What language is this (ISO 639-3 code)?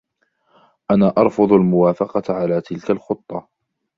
ara